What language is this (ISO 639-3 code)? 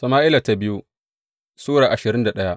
hau